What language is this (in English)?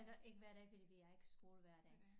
Danish